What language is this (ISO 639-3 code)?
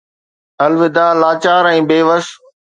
snd